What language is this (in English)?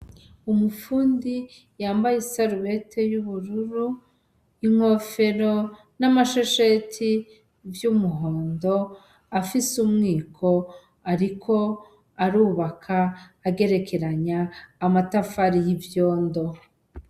Rundi